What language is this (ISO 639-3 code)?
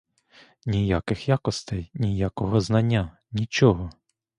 ukr